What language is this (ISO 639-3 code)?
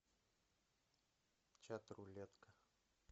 rus